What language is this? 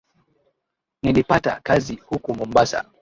Swahili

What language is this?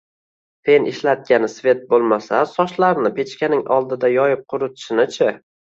Uzbek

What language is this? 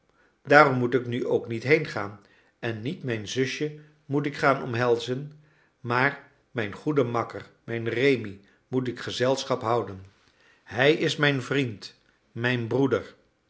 Dutch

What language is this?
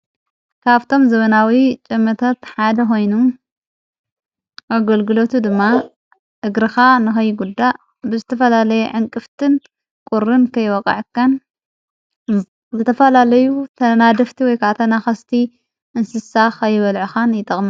Tigrinya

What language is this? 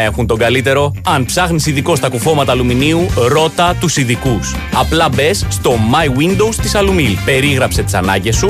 Greek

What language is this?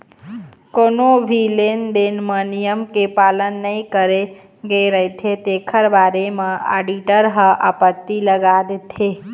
Chhattisgarhi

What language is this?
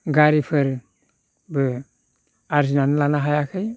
Bodo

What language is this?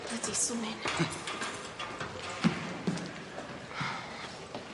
Welsh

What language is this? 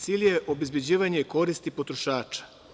Serbian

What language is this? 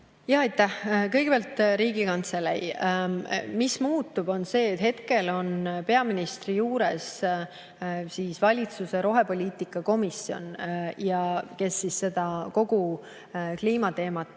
Estonian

